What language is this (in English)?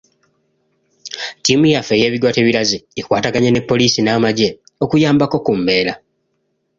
Ganda